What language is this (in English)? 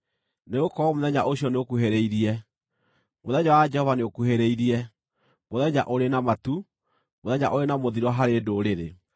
Kikuyu